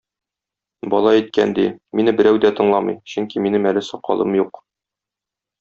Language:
Tatar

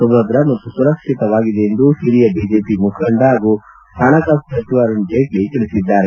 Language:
Kannada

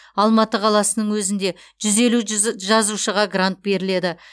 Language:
Kazakh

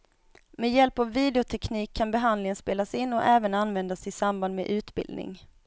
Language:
Swedish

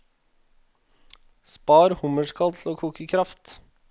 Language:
Norwegian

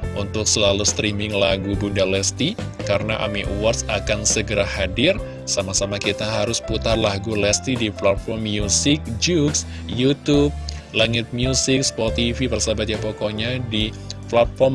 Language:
Indonesian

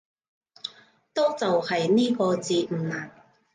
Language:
Cantonese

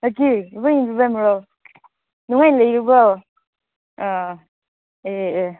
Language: Manipuri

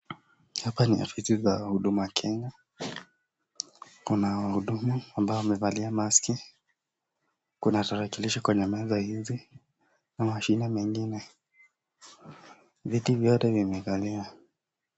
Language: Swahili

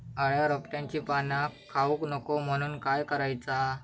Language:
Marathi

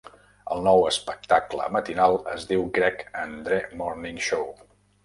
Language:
Catalan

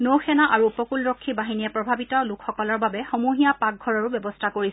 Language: Assamese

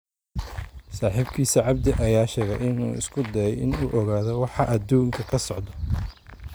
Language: Somali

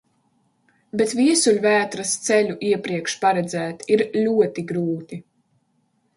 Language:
Latvian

